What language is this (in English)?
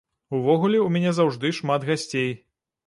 Belarusian